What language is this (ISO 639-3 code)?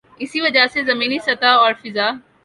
urd